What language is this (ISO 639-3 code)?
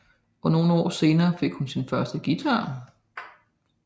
dan